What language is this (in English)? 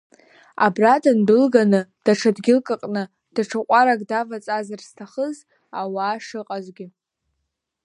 Abkhazian